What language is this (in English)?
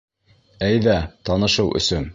Bashkir